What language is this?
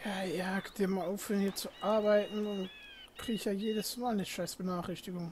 German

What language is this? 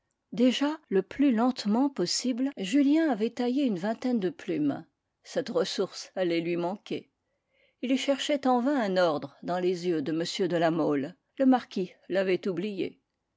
French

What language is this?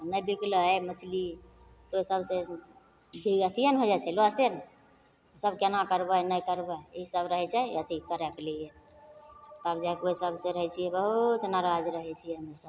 Maithili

